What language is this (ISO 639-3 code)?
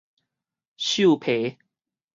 nan